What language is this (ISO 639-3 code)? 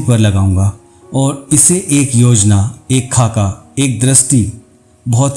hin